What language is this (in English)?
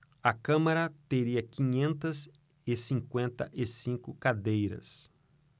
Portuguese